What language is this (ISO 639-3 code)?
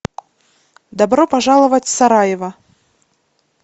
rus